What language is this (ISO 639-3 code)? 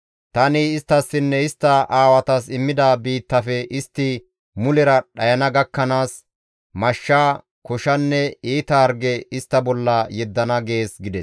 gmv